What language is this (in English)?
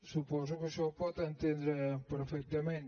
Catalan